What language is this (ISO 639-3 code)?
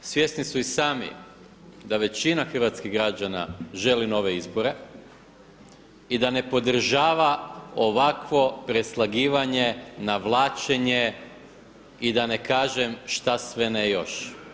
hrv